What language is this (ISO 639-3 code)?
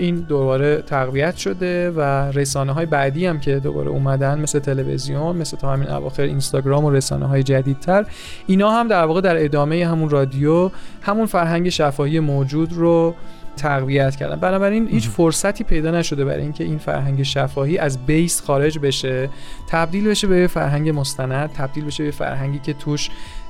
fas